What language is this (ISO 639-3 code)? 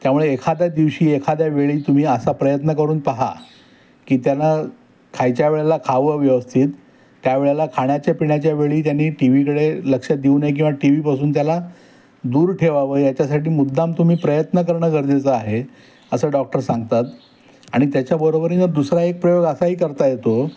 mar